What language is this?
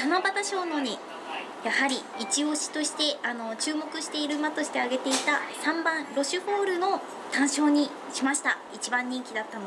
Japanese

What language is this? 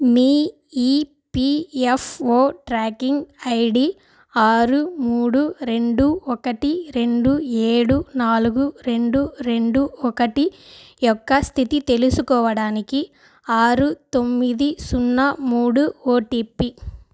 Telugu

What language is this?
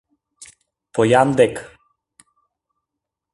Mari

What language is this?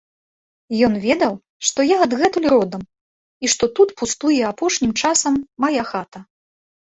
Belarusian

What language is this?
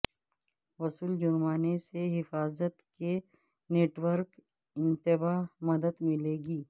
Urdu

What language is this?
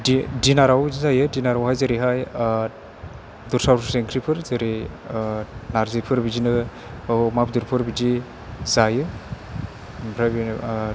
Bodo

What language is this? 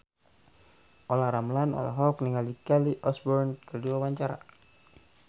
Sundanese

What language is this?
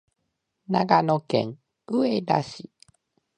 Japanese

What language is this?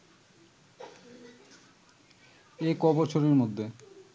Bangla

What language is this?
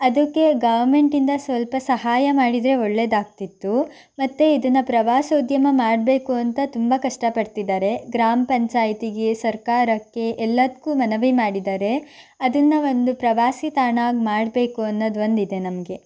Kannada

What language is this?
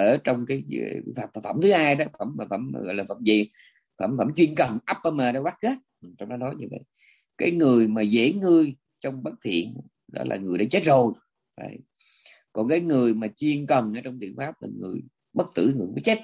Vietnamese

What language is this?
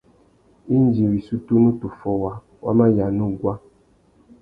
Tuki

